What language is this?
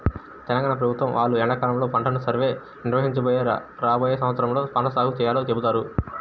Telugu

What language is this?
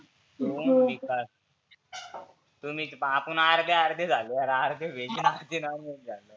Marathi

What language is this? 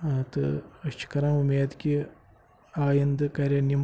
Kashmiri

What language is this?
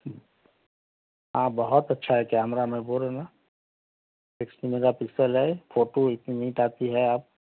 Urdu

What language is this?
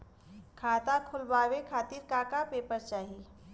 Bhojpuri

